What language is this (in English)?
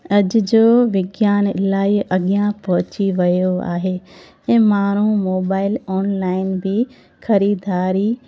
Sindhi